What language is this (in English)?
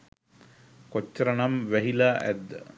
Sinhala